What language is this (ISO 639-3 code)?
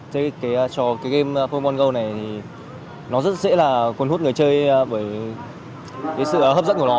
vie